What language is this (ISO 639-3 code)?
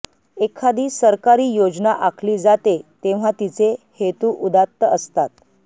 mar